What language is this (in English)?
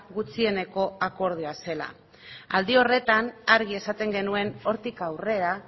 Basque